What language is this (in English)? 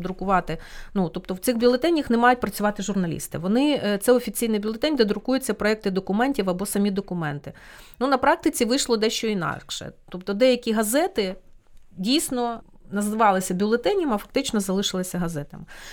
Ukrainian